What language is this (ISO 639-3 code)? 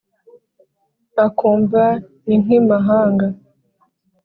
kin